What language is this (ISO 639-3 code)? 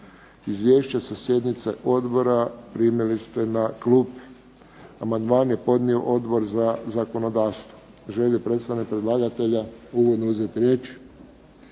hrv